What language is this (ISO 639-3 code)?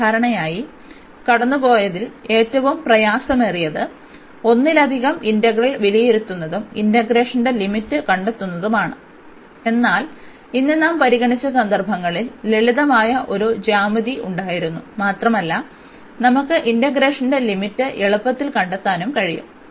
mal